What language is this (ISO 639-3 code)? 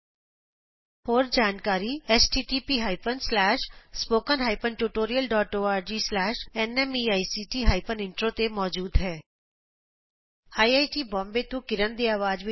pan